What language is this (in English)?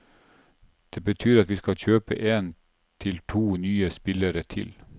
Norwegian